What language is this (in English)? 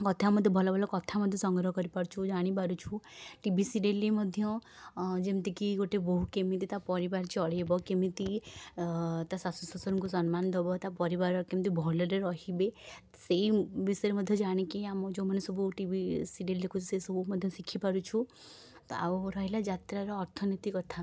Odia